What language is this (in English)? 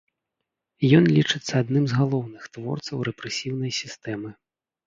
Belarusian